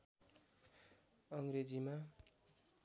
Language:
Nepali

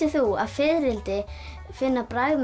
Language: Icelandic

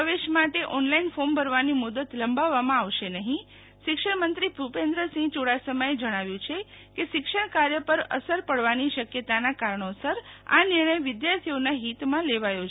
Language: Gujarati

